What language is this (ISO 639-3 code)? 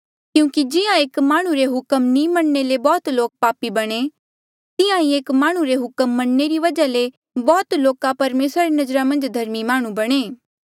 mjl